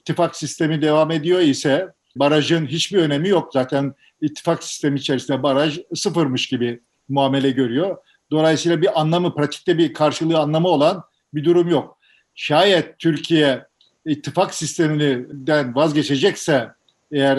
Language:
Turkish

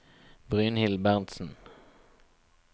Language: Norwegian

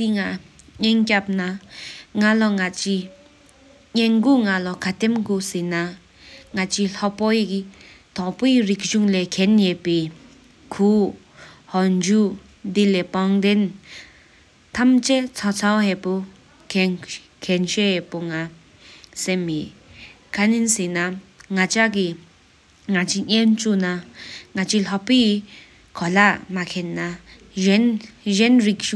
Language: Sikkimese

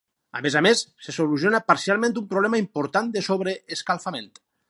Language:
Catalan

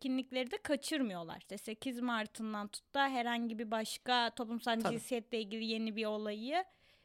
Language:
Turkish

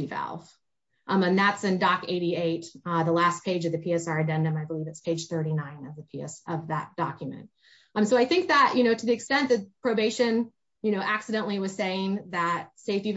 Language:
English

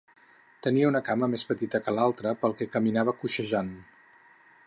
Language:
Catalan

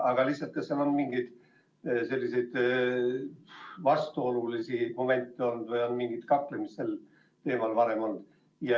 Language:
Estonian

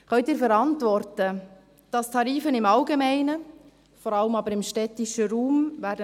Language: Swiss German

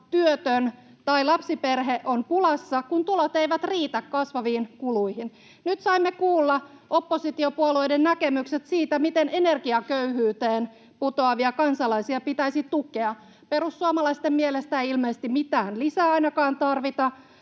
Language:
Finnish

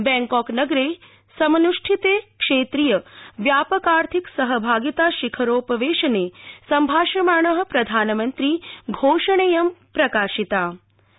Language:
Sanskrit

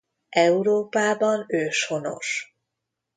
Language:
Hungarian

